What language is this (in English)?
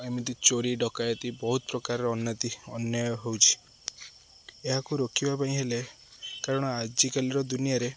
Odia